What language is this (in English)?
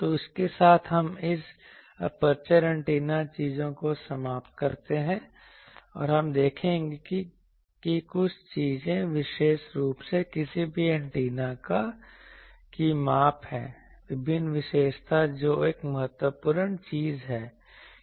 Hindi